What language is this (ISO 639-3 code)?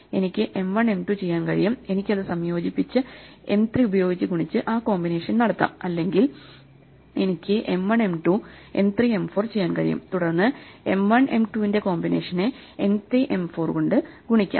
mal